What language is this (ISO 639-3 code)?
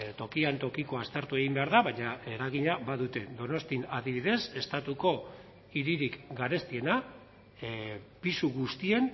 eus